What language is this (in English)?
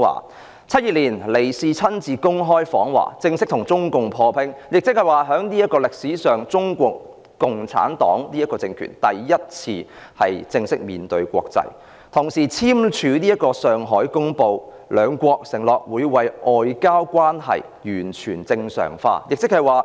Cantonese